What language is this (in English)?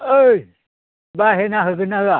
Bodo